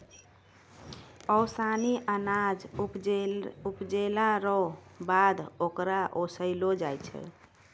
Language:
Maithili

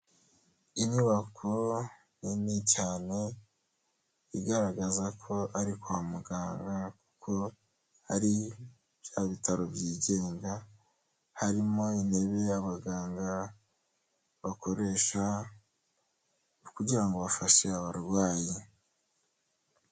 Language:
Kinyarwanda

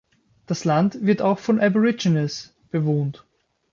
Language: German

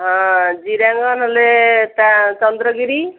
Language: Odia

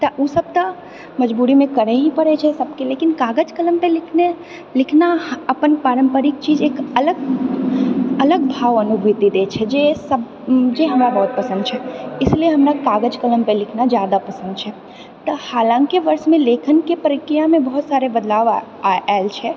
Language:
Maithili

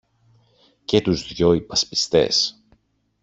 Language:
Greek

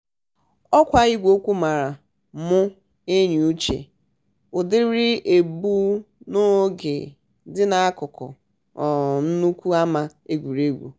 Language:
Igbo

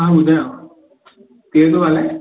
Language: Sindhi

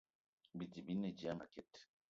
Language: Eton (Cameroon)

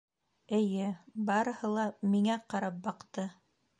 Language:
Bashkir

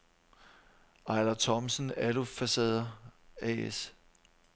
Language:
Danish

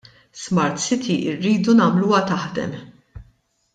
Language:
Maltese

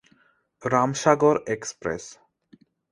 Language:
Bangla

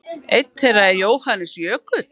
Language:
Icelandic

